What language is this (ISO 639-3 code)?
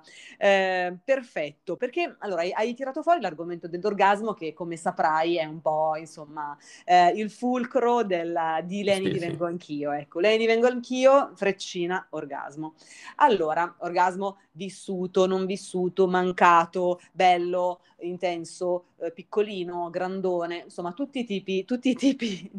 ita